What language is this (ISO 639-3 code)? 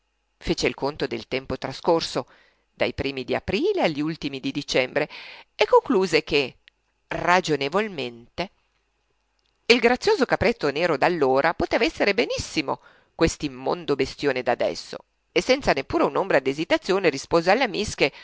ita